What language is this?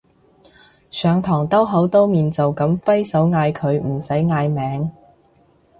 Cantonese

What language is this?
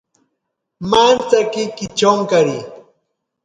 Ashéninka Perené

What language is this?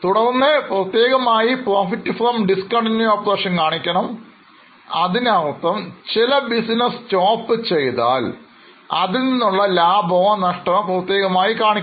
Malayalam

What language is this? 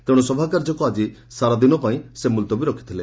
Odia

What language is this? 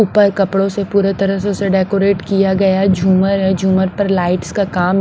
Hindi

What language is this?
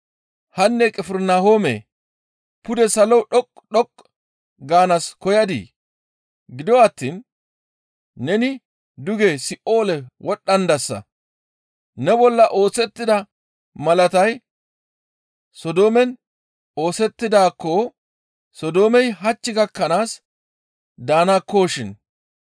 Gamo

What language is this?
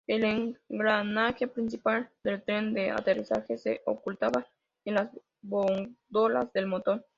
Spanish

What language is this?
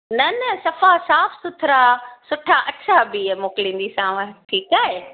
Sindhi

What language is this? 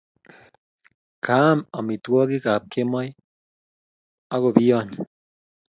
Kalenjin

